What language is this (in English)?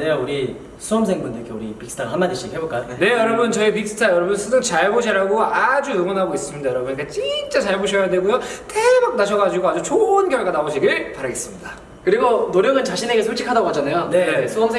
Korean